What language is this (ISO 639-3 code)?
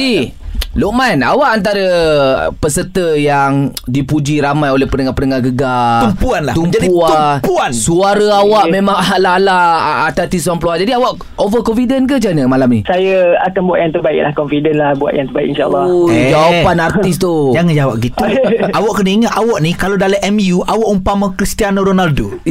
msa